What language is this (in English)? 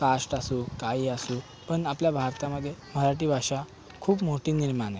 Marathi